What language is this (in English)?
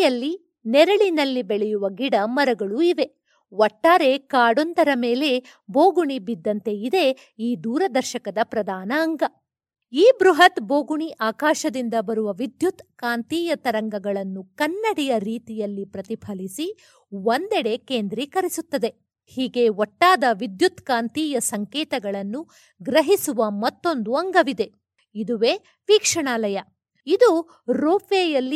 Kannada